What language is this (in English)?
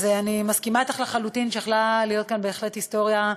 Hebrew